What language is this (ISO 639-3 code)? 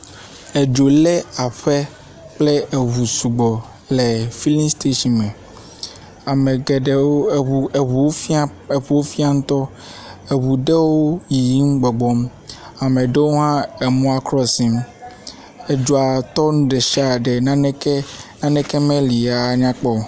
ewe